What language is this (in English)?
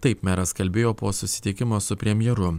Lithuanian